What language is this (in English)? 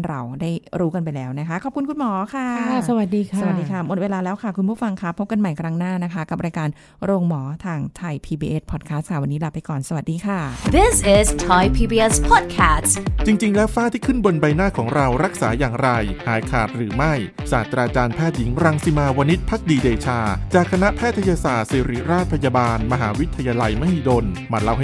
Thai